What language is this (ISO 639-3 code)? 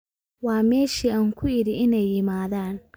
som